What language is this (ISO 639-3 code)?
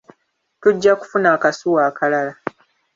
lug